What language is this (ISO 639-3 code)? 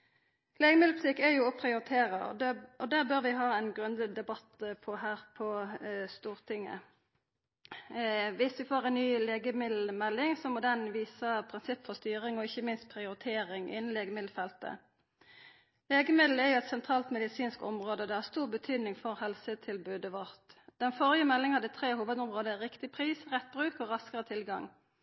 nno